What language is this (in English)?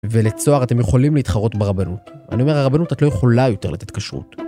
Hebrew